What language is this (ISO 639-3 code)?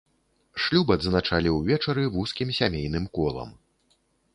bel